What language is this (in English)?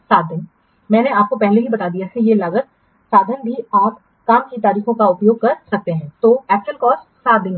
Hindi